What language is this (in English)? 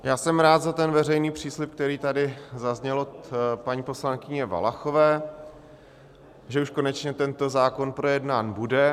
Czech